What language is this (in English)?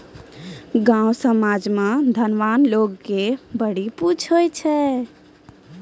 Maithili